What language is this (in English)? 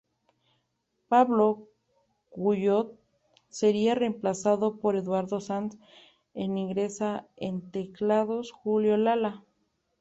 Spanish